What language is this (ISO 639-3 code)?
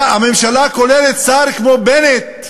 heb